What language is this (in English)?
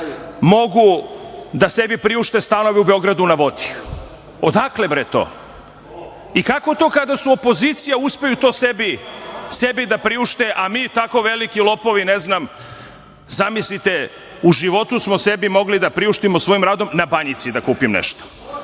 Serbian